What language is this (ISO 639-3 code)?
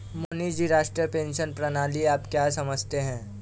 hin